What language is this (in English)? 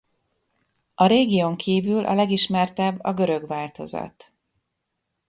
Hungarian